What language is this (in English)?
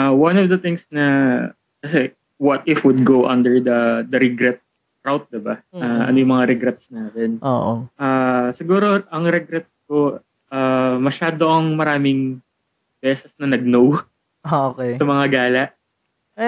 Filipino